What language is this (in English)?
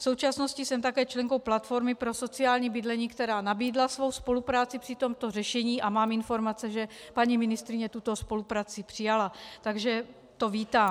Czech